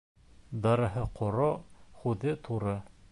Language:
Bashkir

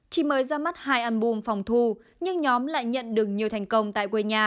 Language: Vietnamese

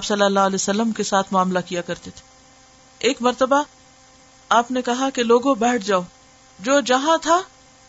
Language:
Urdu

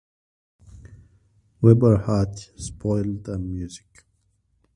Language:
English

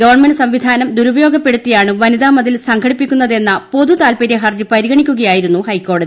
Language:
Malayalam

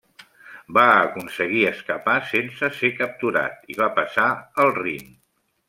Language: Catalan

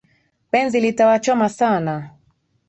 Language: Swahili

